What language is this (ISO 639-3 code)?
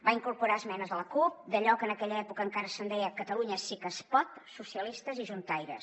cat